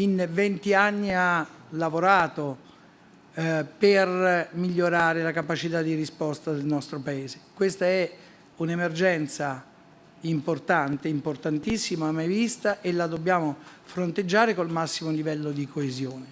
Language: Italian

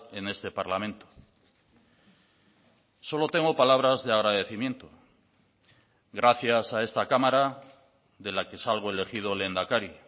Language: Spanish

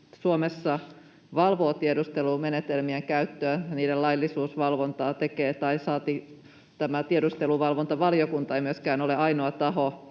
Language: Finnish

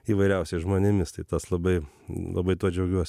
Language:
Lithuanian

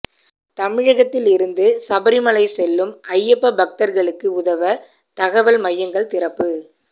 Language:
Tamil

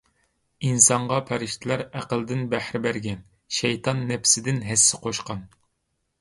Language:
Uyghur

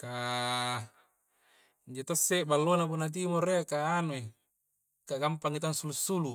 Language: Coastal Konjo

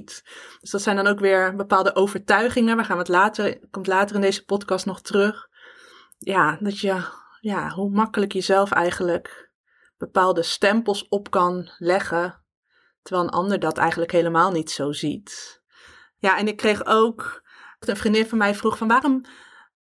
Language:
Dutch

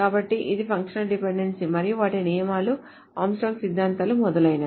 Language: Telugu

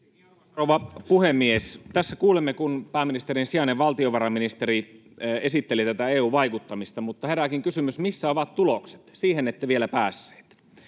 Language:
Finnish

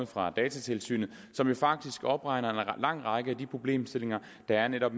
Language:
Danish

